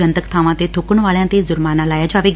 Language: Punjabi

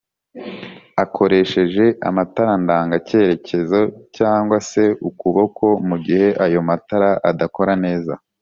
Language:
Kinyarwanda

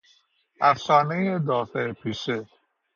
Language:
Persian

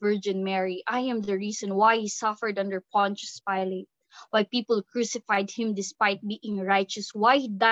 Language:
Filipino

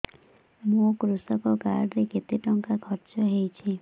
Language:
Odia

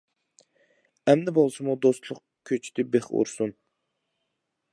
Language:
Uyghur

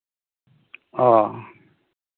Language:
Santali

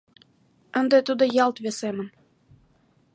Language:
Mari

